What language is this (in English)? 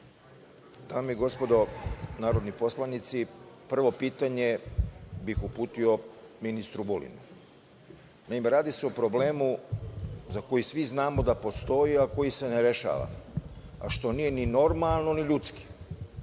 Serbian